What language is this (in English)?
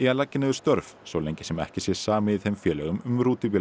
Icelandic